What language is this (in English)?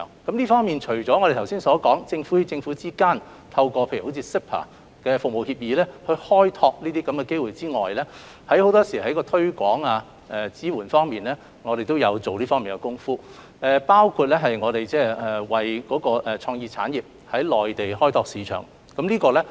Cantonese